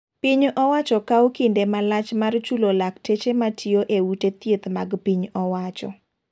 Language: Luo (Kenya and Tanzania)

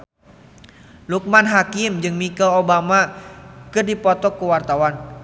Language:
Sundanese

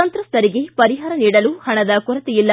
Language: Kannada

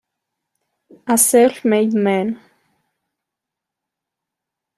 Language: Italian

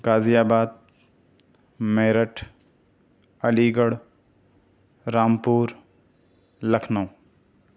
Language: Urdu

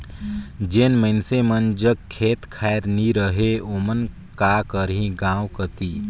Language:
Chhattisgarhi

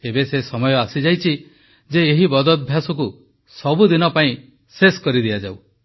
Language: Odia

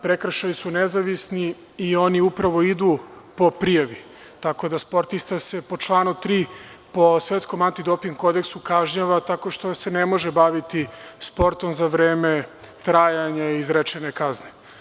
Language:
Serbian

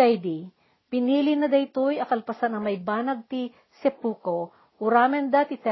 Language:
Filipino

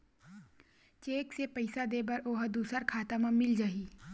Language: Chhattisgarhi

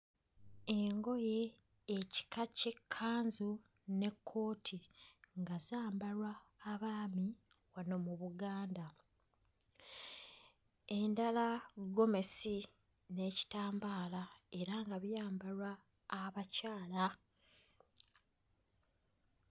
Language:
Ganda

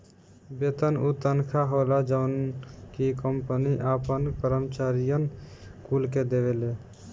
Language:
Bhojpuri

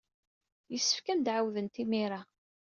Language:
Kabyle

